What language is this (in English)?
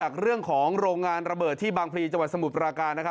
Thai